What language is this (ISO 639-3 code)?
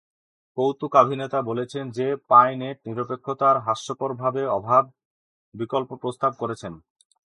ben